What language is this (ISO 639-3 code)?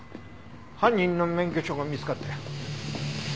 jpn